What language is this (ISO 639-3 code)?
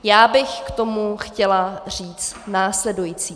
ces